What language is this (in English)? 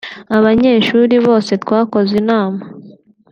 Kinyarwanda